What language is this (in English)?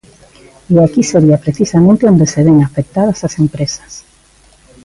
Galician